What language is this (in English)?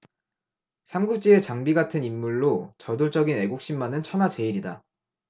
Korean